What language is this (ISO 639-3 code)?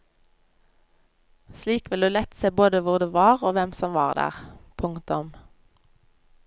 nor